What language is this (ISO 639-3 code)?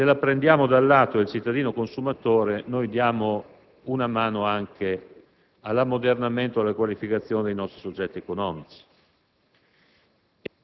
ita